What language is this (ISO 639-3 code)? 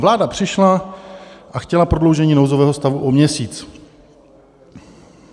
ces